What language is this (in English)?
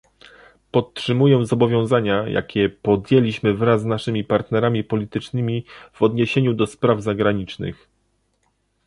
Polish